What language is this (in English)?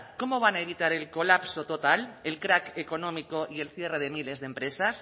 Spanish